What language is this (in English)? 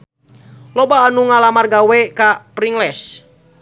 Sundanese